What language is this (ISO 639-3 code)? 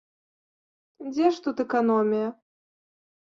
bel